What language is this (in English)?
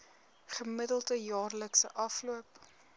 Afrikaans